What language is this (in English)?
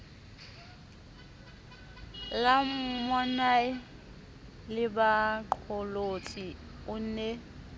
Southern Sotho